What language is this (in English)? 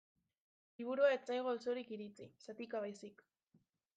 Basque